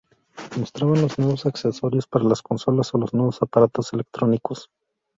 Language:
Spanish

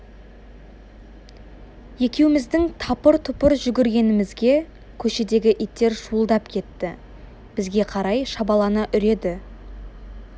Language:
Kazakh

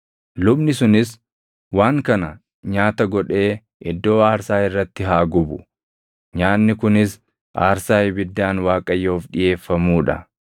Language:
Oromo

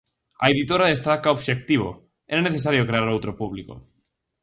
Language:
Galician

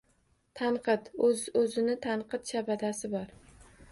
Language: Uzbek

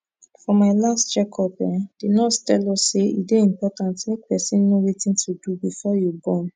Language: Nigerian Pidgin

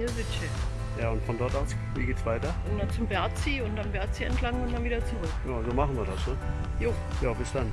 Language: German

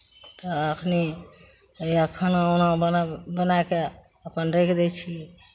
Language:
Maithili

